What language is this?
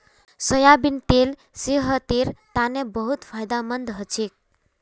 Magahi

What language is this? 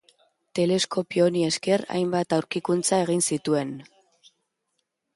Basque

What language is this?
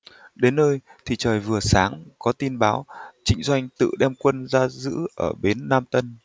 Vietnamese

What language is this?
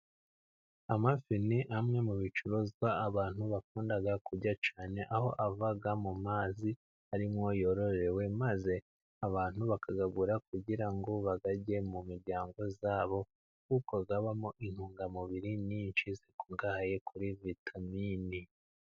Kinyarwanda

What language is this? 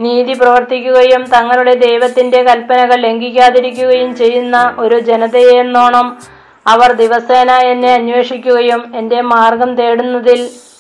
Malayalam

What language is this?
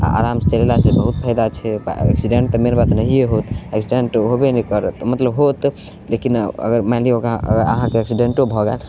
Maithili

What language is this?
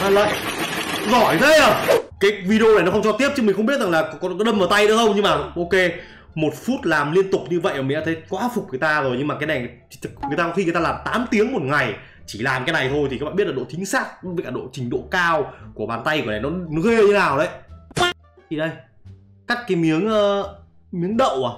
Vietnamese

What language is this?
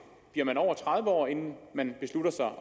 Danish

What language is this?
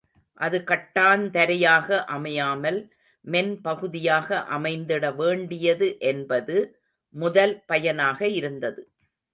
Tamil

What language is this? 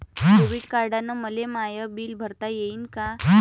Marathi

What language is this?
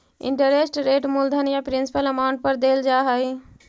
Magahi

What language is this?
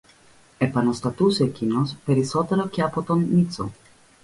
Greek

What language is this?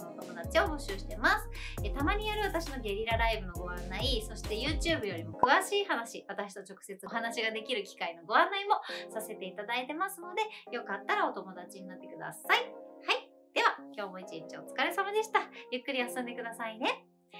Japanese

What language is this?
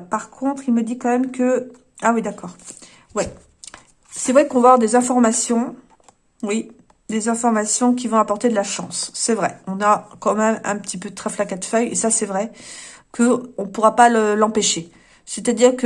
French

